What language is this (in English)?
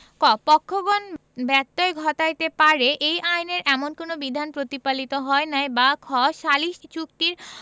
Bangla